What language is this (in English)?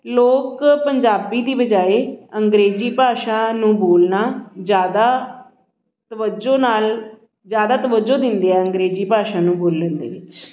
Punjabi